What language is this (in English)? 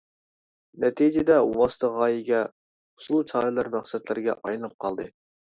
Uyghur